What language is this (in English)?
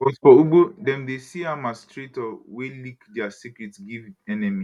Nigerian Pidgin